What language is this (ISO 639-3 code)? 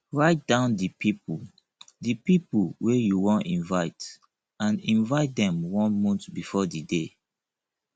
pcm